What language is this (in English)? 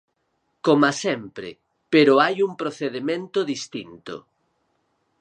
Galician